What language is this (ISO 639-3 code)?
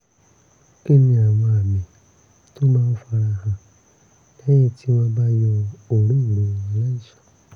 yor